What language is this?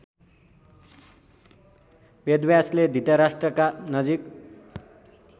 Nepali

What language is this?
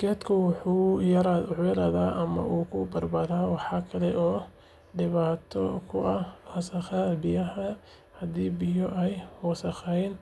Somali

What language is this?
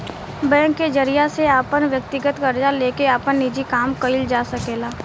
Bhojpuri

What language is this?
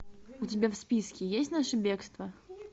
Russian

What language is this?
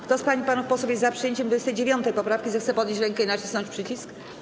Polish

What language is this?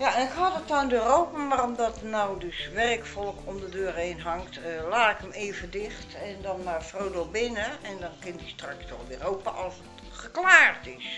Dutch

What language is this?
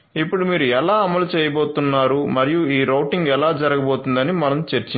Telugu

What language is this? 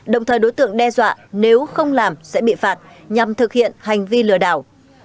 Vietnamese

